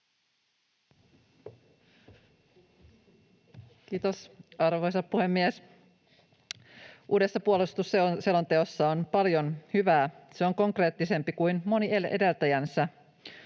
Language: Finnish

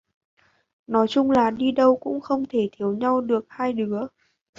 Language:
Vietnamese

